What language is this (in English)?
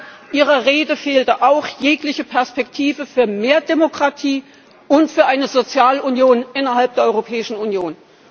German